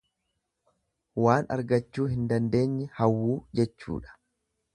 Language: Oromo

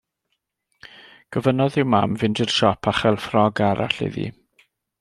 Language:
Welsh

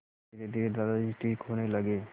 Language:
Hindi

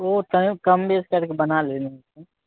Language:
Maithili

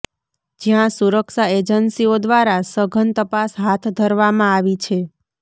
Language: Gujarati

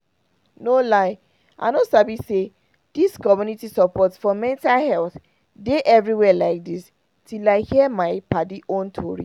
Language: Nigerian Pidgin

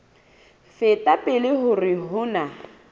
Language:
Southern Sotho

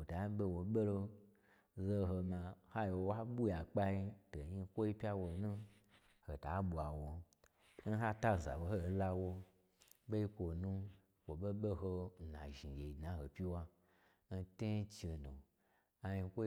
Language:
Gbagyi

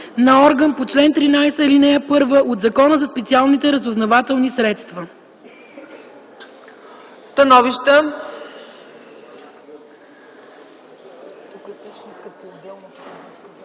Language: Bulgarian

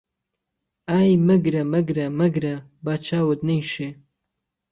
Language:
Central Kurdish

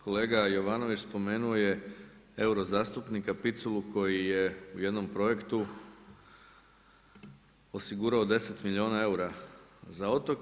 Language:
Croatian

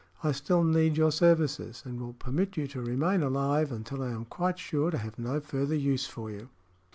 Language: English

